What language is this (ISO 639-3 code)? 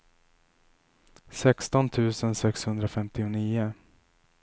swe